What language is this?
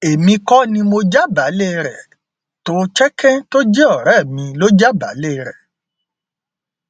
Yoruba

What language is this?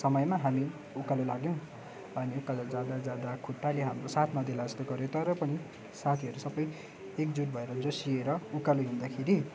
Nepali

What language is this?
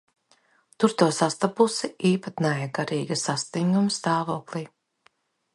Latvian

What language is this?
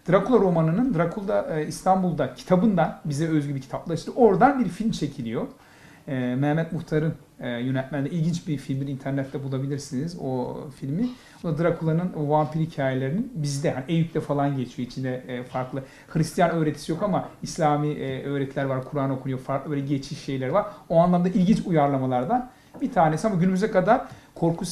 Turkish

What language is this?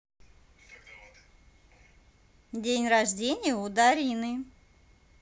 Russian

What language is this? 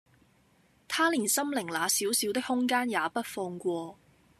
Cantonese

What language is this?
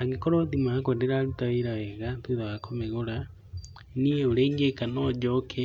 Kikuyu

